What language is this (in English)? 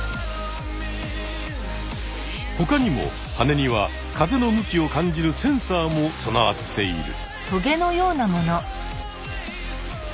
Japanese